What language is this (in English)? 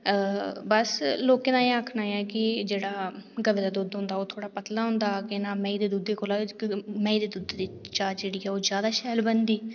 Dogri